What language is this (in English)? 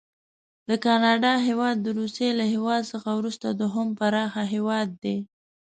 Pashto